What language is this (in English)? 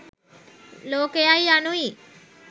Sinhala